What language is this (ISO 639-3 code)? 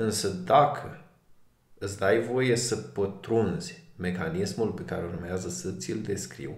ron